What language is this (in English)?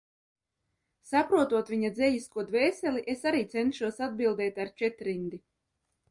Latvian